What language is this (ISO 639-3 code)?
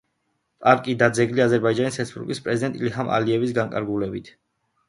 kat